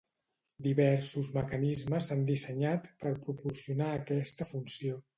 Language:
Catalan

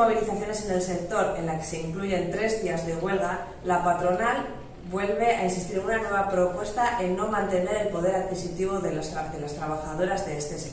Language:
Spanish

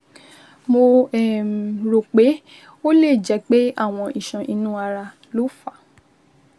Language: Yoruba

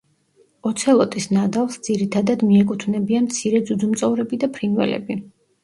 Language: Georgian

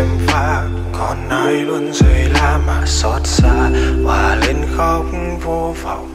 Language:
Vietnamese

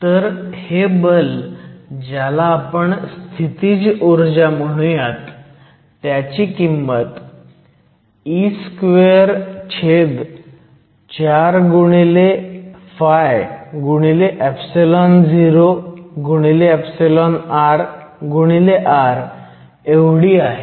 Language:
Marathi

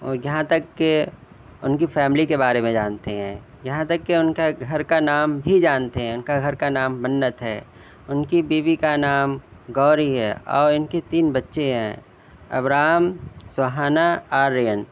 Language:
Urdu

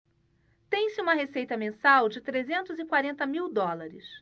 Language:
Portuguese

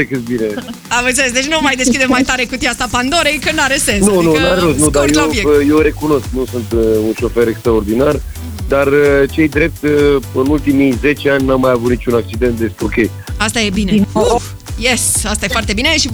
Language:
Romanian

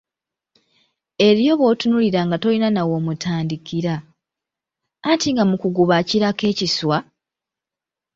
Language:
Ganda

